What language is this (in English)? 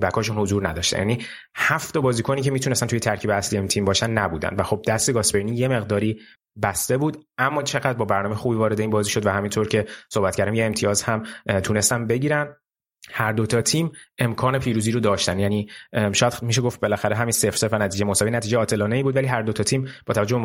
Persian